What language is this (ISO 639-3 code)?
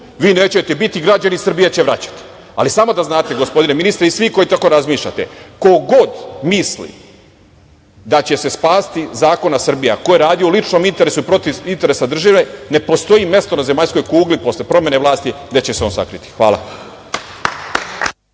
srp